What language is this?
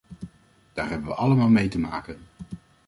Dutch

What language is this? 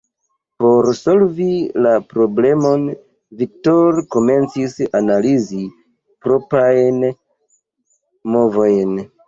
Esperanto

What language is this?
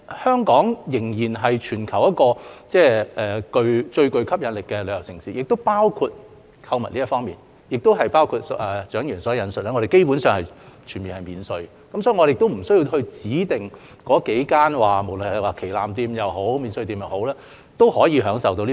Cantonese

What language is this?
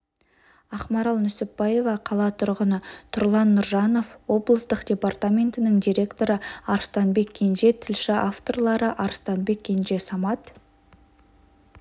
Kazakh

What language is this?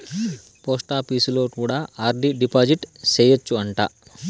Telugu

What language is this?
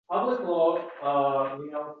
Uzbek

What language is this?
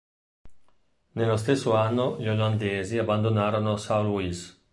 Italian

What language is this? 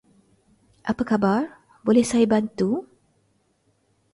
Malay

